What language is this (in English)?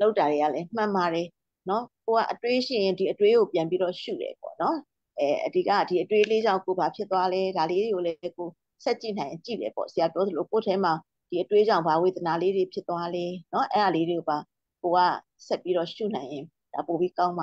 Thai